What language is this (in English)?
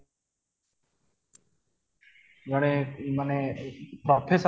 Odia